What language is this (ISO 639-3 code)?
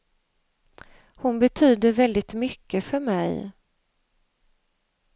swe